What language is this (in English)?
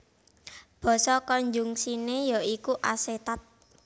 Javanese